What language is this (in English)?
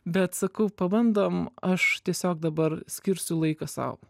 Lithuanian